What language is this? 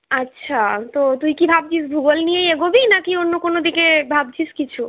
Bangla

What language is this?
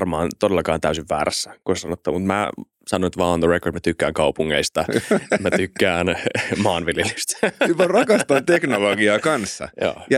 Finnish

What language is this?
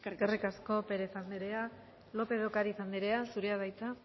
Basque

